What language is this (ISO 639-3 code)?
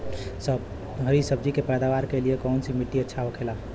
bho